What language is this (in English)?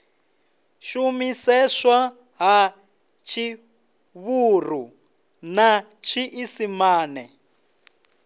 Venda